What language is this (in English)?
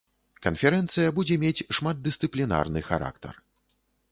Belarusian